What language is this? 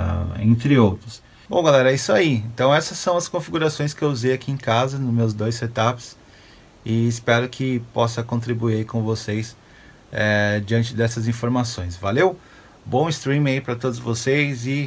Portuguese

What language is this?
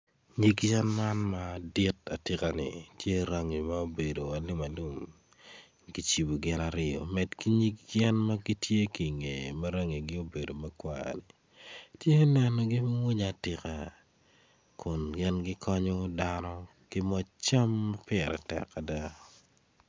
Acoli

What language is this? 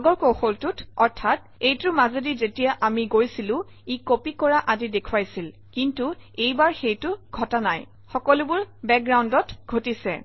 Assamese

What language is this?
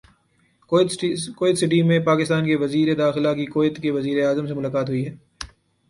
Urdu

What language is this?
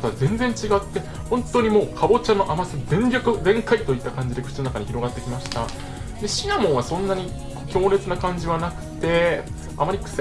Japanese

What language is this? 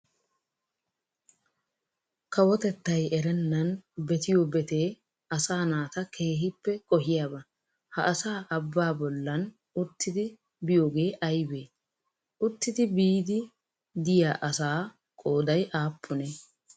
Wolaytta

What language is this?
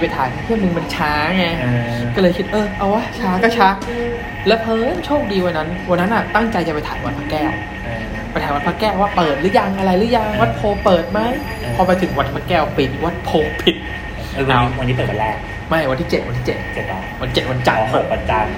Thai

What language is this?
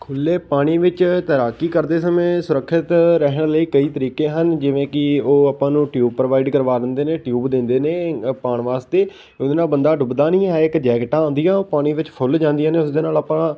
Punjabi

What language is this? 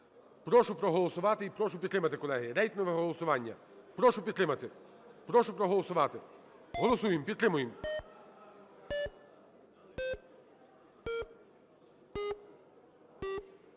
Ukrainian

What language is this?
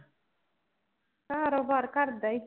Punjabi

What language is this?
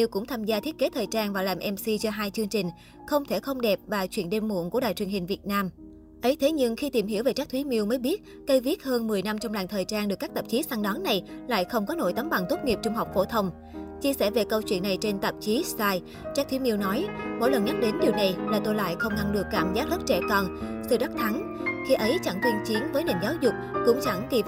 Vietnamese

